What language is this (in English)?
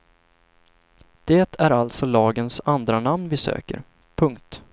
Swedish